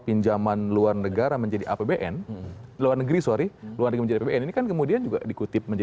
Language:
Indonesian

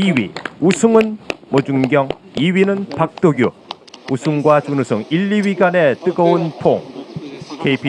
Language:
Korean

